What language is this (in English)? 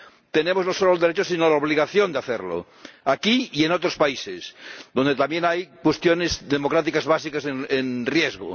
Spanish